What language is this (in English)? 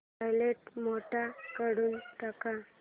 Marathi